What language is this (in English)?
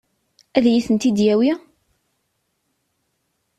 Kabyle